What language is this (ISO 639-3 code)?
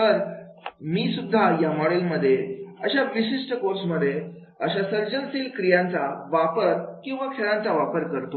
mar